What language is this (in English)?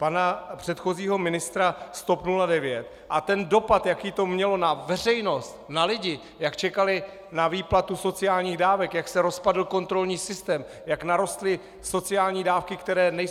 Czech